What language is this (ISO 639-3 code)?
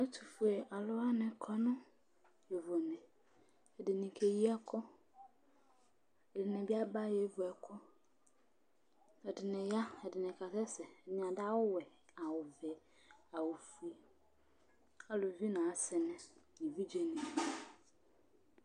kpo